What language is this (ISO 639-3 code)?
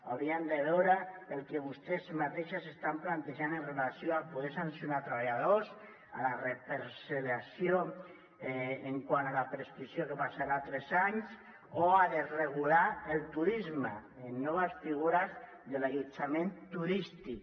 cat